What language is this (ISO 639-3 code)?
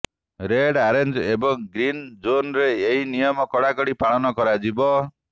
ori